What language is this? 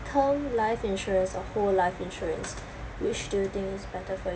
English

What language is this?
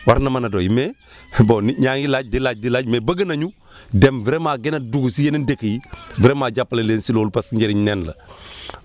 Wolof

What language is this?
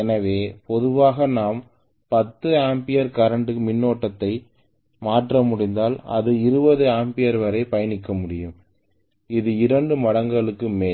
Tamil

